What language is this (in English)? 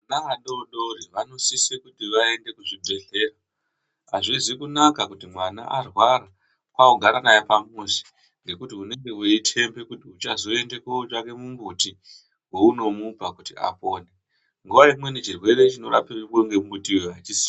Ndau